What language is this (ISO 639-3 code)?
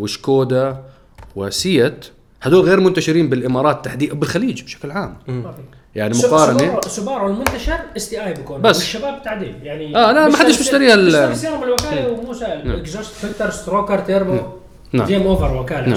ara